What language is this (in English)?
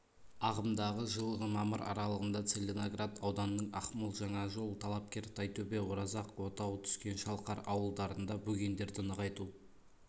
Kazakh